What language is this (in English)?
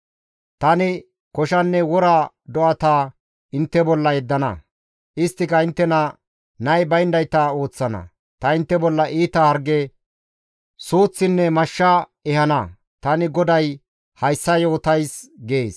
Gamo